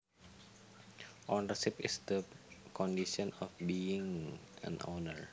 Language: Javanese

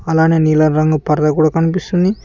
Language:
Telugu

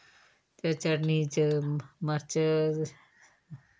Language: Dogri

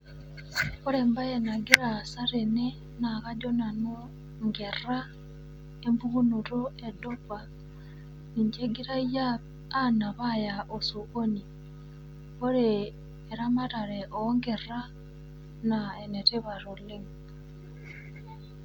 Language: Masai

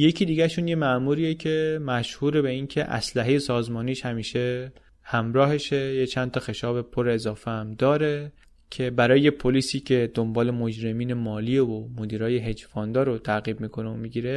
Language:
Persian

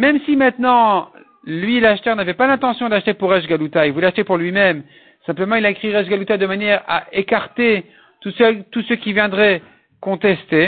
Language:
French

